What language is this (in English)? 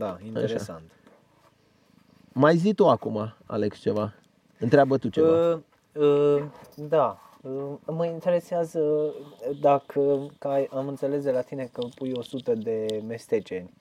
Romanian